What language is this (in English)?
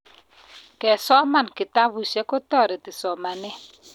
Kalenjin